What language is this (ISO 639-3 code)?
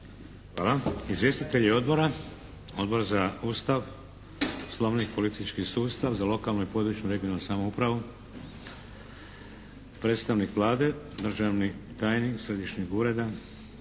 hrv